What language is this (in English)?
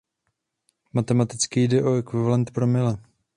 Czech